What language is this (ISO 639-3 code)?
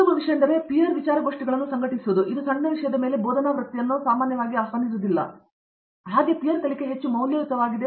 kan